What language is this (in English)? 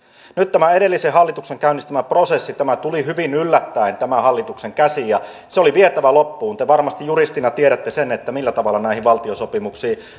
Finnish